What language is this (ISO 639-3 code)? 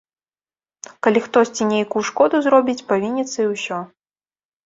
bel